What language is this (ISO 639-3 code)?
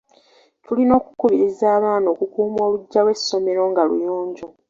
lug